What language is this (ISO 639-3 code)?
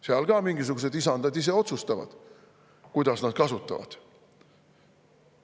est